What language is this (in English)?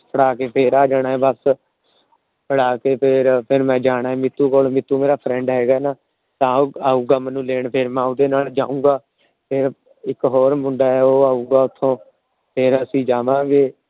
Punjabi